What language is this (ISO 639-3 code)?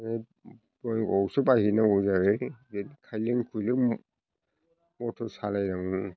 brx